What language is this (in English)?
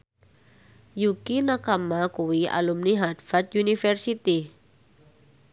Javanese